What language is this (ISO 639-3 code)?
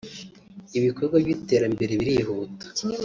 kin